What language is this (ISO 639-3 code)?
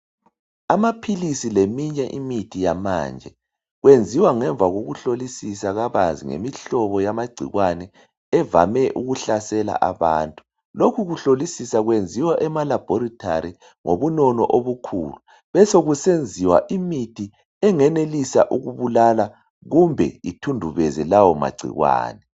nde